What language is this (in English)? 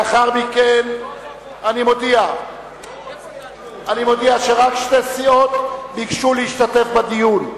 Hebrew